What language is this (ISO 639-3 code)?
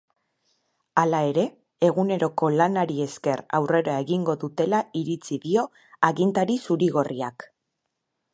eus